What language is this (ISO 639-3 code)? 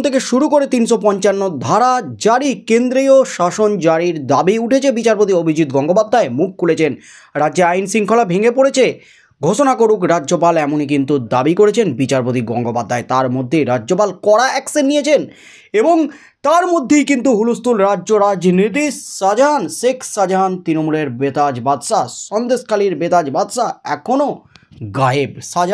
ben